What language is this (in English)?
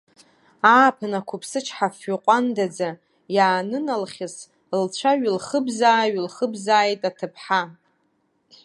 Abkhazian